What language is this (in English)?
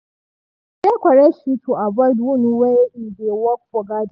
Nigerian Pidgin